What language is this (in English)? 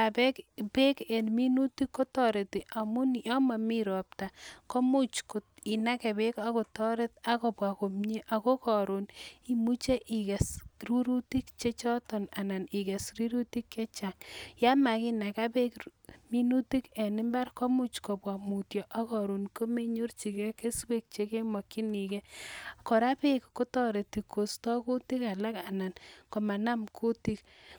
Kalenjin